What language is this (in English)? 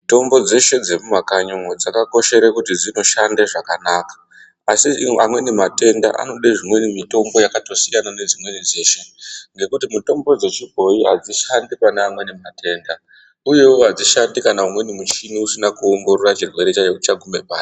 Ndau